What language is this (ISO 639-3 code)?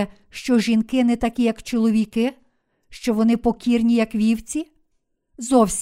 ukr